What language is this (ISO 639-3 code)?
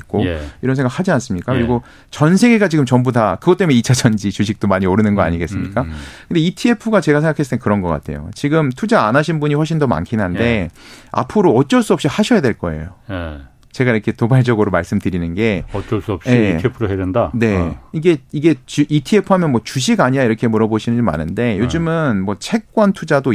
kor